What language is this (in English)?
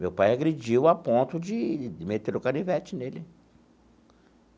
Portuguese